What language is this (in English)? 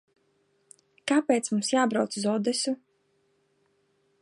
Latvian